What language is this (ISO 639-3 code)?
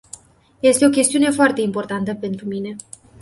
ron